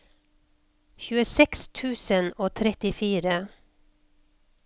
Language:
Norwegian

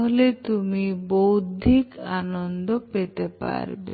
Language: Bangla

